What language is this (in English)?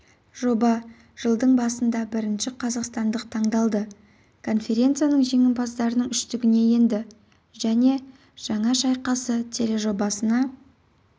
Kazakh